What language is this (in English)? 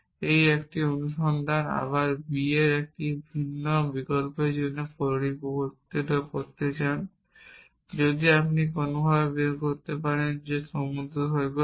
Bangla